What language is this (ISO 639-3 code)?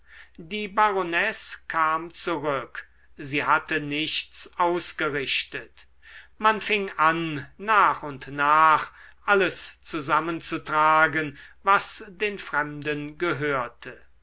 deu